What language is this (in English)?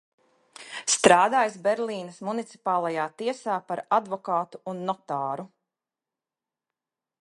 Latvian